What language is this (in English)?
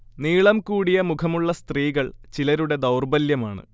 Malayalam